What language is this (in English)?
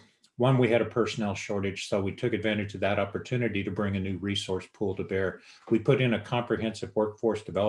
English